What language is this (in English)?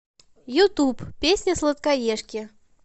Russian